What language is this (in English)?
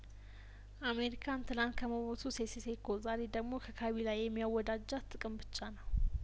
Amharic